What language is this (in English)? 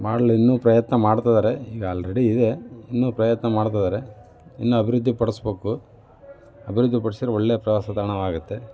Kannada